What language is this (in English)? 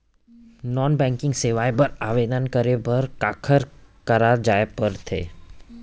Chhattisgarhi